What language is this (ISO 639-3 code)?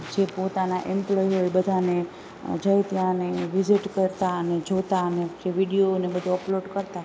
guj